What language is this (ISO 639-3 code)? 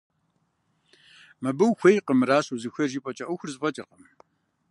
kbd